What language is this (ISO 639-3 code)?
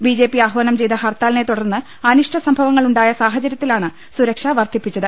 mal